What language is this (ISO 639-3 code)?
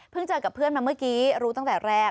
tha